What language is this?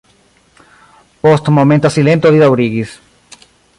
Esperanto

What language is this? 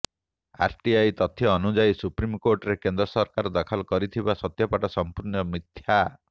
Odia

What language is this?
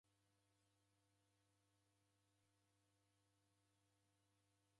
Taita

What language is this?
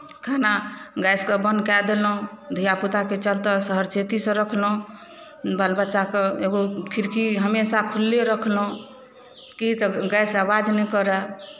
Maithili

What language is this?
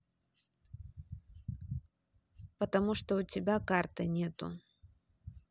Russian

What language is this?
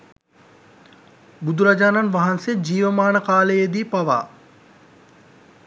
Sinhala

